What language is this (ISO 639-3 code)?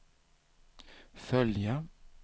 swe